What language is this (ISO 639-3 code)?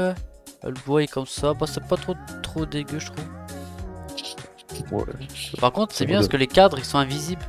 fra